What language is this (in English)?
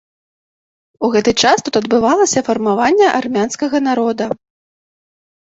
Belarusian